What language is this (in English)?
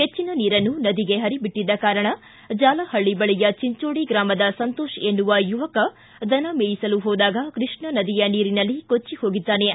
Kannada